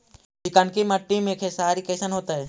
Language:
Magahi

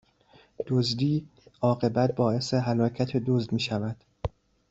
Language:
Persian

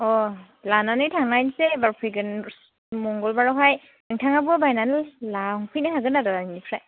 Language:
Bodo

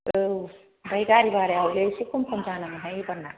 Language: Bodo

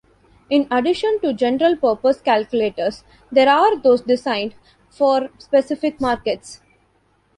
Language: English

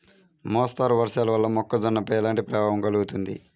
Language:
Telugu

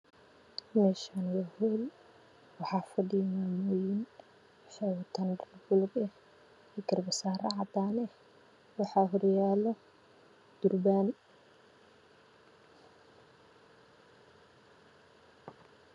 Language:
Somali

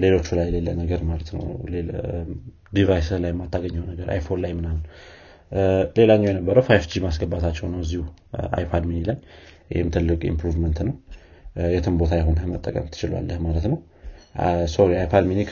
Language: Amharic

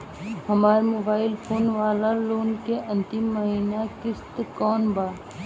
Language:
Bhojpuri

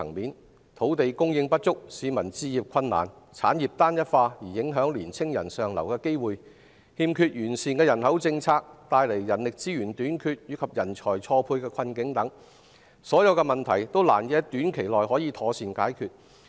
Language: Cantonese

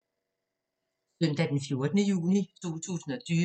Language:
Danish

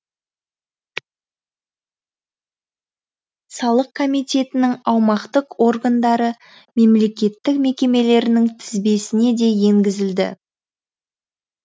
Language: Kazakh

